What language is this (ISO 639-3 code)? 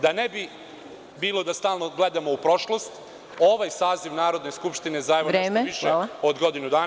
srp